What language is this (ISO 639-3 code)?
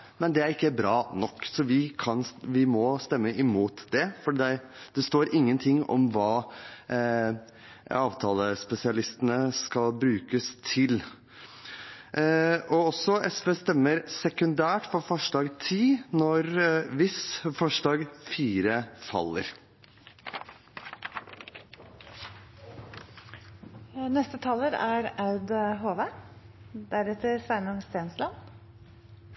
nor